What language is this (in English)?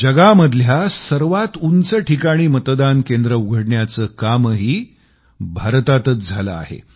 Marathi